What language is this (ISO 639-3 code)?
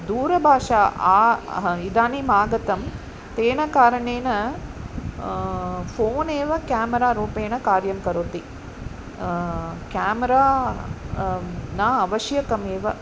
san